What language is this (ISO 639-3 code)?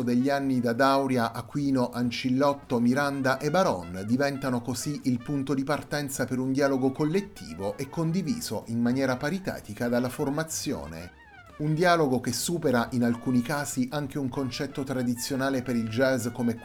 ita